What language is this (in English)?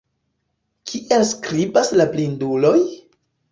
Esperanto